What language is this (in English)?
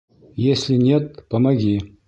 Bashkir